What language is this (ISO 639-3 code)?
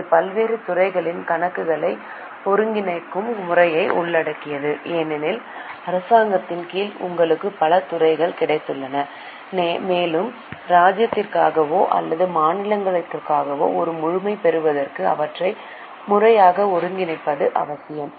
tam